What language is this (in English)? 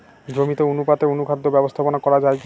Bangla